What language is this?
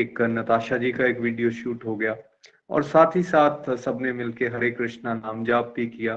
Hindi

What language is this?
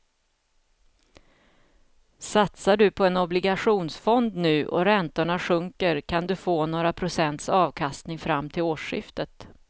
Swedish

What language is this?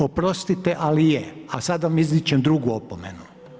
Croatian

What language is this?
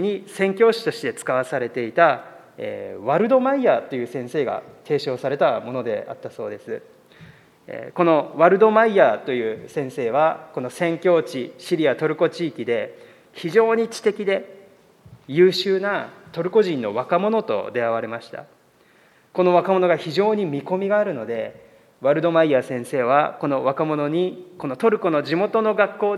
Japanese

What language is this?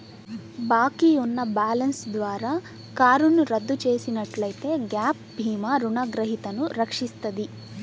Telugu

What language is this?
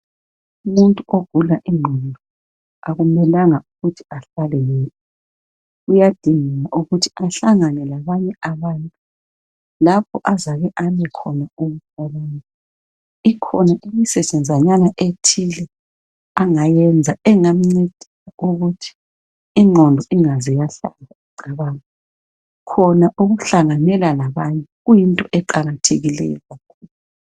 North Ndebele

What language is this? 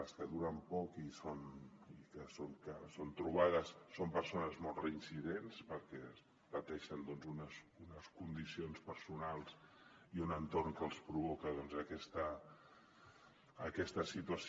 Catalan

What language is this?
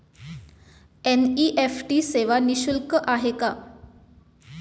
Marathi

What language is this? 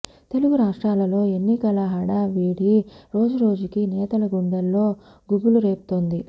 Telugu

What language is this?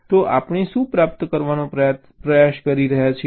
Gujarati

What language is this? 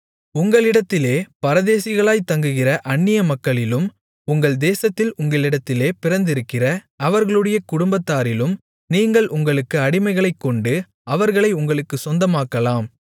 Tamil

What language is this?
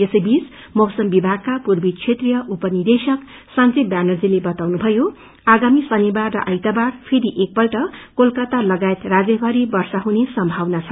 Nepali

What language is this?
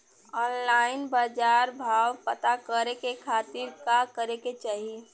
Bhojpuri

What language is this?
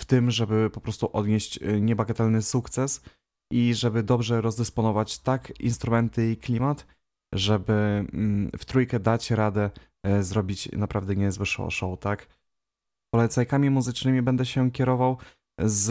Polish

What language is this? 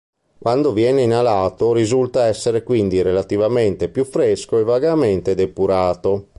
Italian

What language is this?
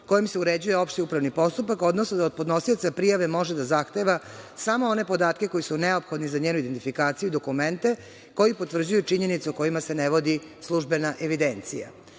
Serbian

